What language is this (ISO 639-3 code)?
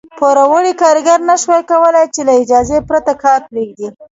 pus